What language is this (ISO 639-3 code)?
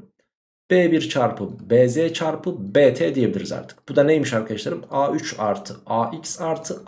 tur